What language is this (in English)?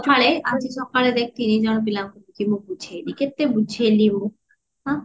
Odia